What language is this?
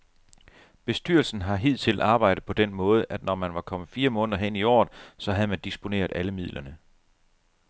Danish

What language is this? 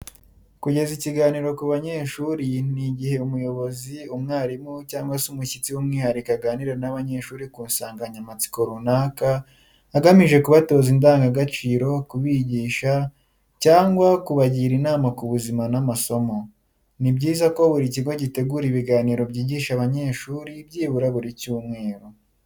Kinyarwanda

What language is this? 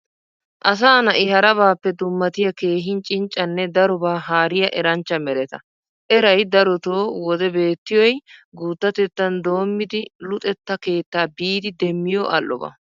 Wolaytta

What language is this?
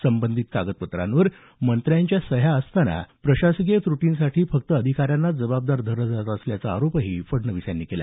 Marathi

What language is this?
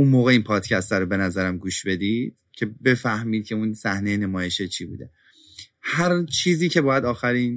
Persian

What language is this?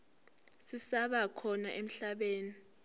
Zulu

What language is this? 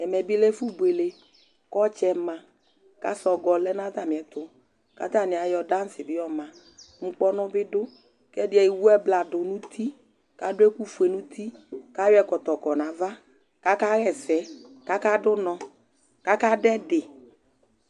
Ikposo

